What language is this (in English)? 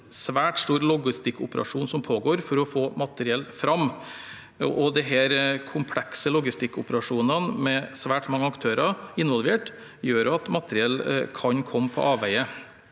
Norwegian